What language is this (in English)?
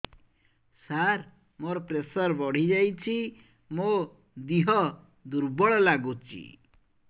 Odia